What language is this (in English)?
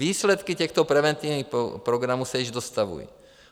Czech